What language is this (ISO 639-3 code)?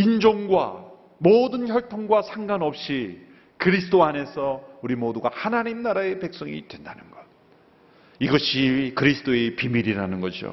kor